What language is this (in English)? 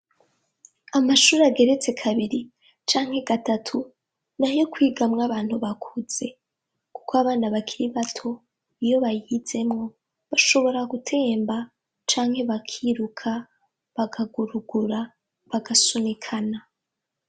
Rundi